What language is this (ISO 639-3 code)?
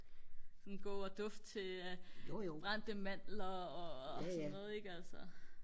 dan